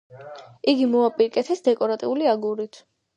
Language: Georgian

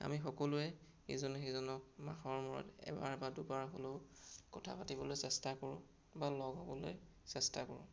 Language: Assamese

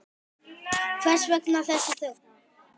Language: Icelandic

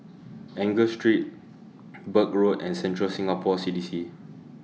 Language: English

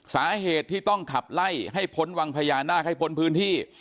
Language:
Thai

